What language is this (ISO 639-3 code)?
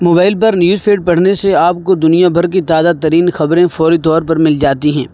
urd